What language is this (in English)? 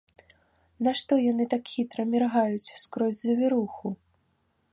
Belarusian